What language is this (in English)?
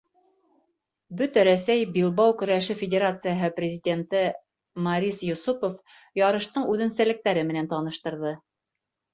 Bashkir